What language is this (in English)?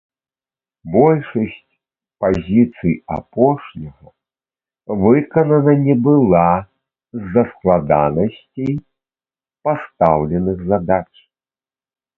Belarusian